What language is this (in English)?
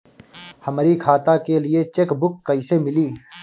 Bhojpuri